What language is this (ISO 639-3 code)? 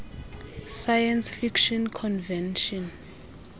xho